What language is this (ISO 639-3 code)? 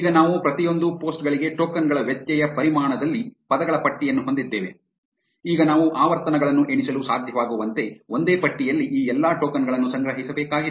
kan